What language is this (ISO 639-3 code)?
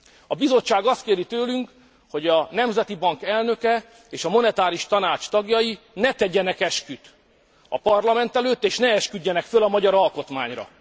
hun